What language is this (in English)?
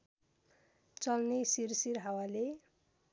Nepali